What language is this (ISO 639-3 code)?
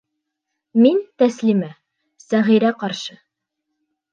bak